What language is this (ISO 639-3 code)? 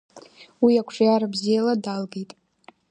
abk